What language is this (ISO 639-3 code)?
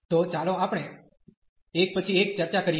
guj